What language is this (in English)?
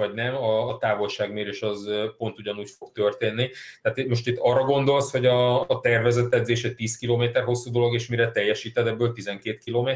Hungarian